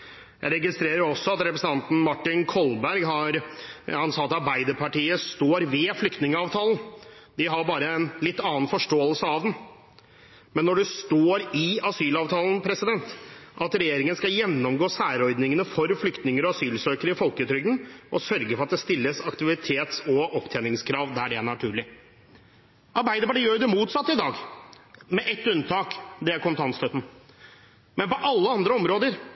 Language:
Norwegian Bokmål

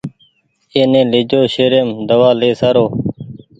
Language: Goaria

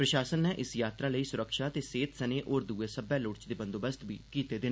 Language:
Dogri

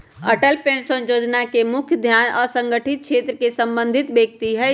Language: Magahi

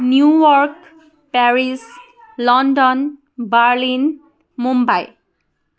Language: Assamese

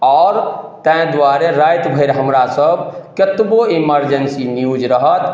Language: Maithili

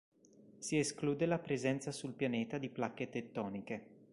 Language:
Italian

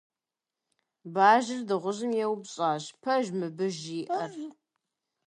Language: Kabardian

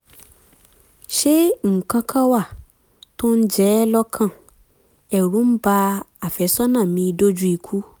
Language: Yoruba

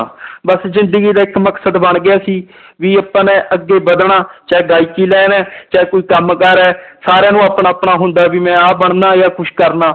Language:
Punjabi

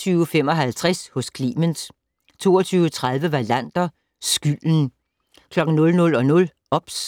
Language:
Danish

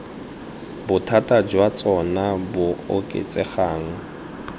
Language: Tswana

